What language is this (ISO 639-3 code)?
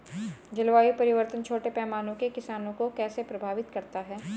hin